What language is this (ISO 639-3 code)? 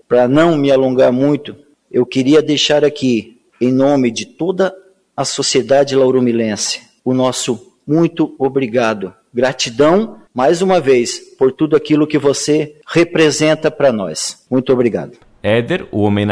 por